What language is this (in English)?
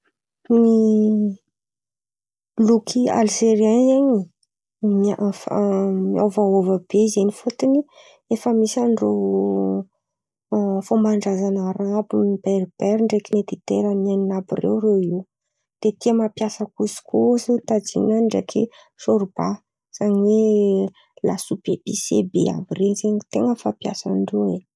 Antankarana Malagasy